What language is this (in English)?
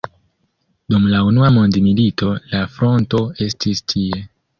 Esperanto